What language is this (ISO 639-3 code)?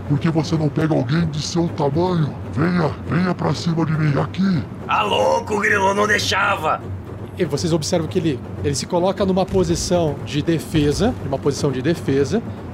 por